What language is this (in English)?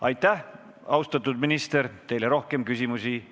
Estonian